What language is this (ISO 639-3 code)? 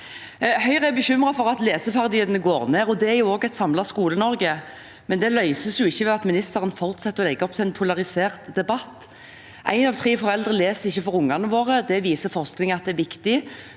nor